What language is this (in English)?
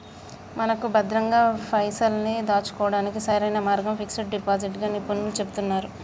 Telugu